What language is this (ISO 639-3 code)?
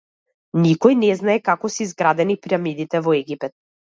mkd